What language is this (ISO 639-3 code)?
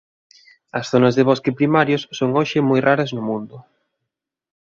glg